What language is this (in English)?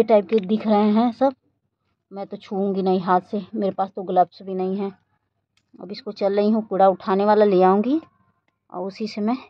Hindi